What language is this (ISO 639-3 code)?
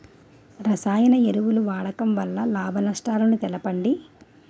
tel